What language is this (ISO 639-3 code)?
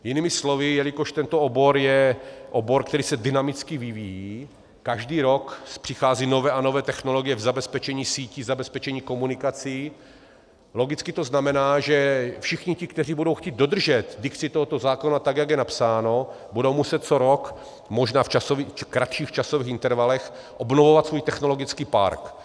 ces